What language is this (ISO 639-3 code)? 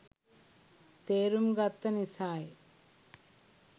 sin